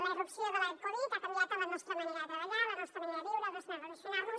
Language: Catalan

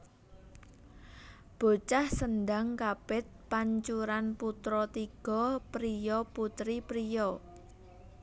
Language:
Javanese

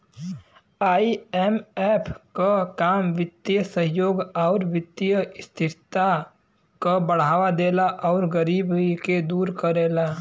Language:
Bhojpuri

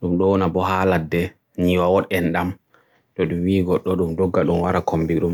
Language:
Borgu Fulfulde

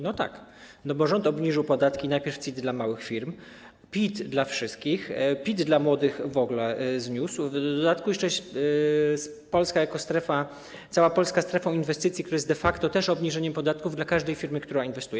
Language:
Polish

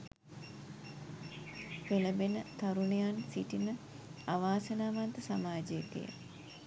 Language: Sinhala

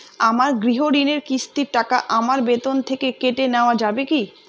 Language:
Bangla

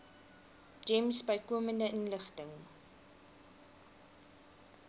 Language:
Afrikaans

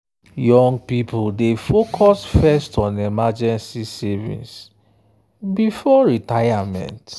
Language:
Nigerian Pidgin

